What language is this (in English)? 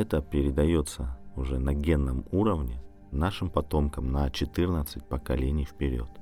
Russian